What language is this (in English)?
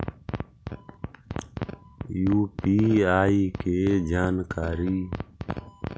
Magahi